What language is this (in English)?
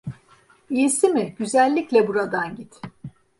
Turkish